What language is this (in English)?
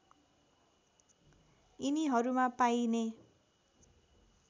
Nepali